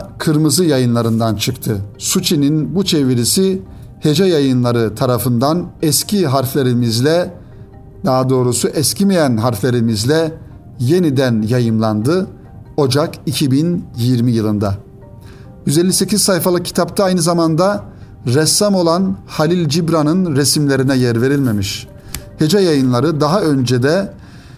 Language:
Turkish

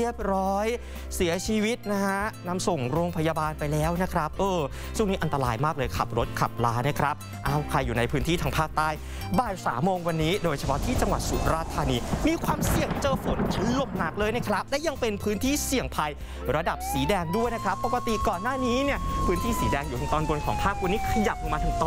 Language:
Thai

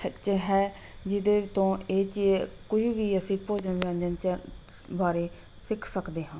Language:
Punjabi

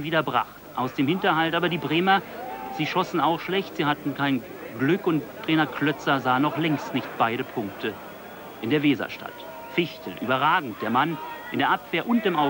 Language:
German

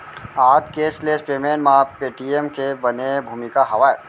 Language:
Chhattisgarhi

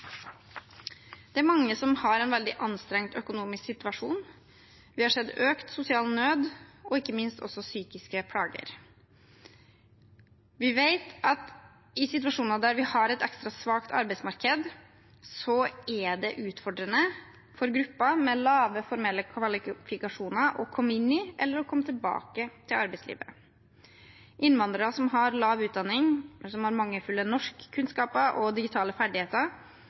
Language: Norwegian Bokmål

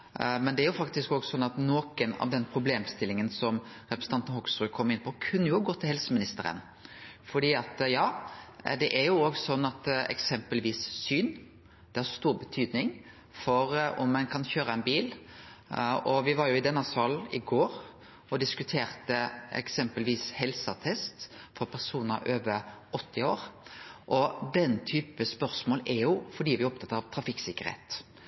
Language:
Norwegian Nynorsk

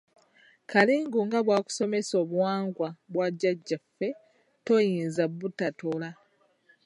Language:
Ganda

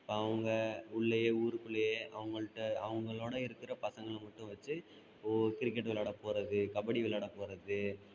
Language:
Tamil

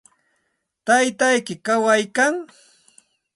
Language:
Santa Ana de Tusi Pasco Quechua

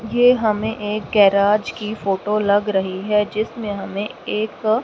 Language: Hindi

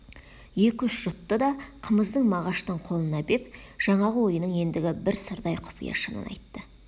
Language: Kazakh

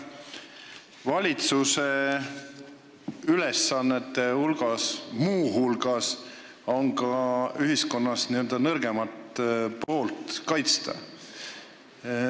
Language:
Estonian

